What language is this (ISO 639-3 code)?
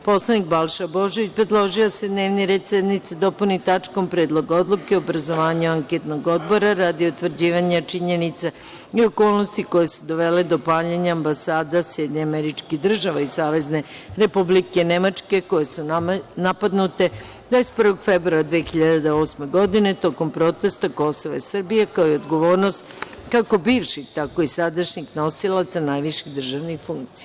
srp